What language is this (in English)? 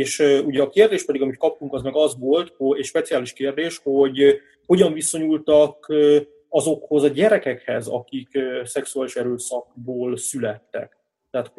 Hungarian